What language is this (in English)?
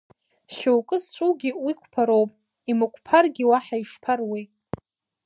Abkhazian